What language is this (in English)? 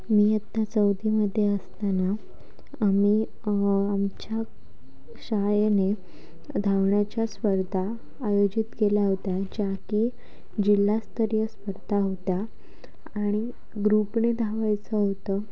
Marathi